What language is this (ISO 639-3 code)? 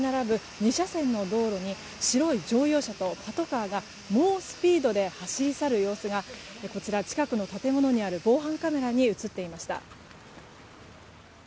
jpn